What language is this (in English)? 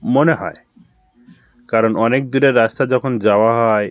Bangla